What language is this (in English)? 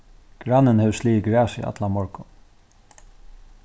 Faroese